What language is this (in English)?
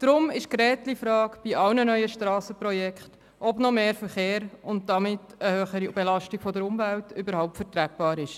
Swiss German